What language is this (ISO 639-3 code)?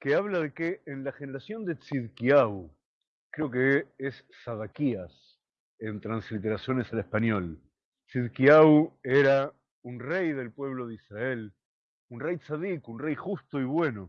spa